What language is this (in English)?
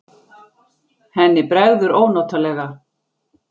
Icelandic